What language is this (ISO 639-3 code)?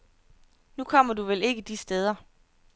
dan